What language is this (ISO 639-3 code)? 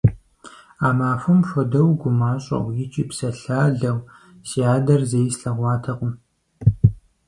kbd